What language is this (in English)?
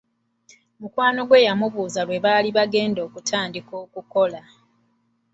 Ganda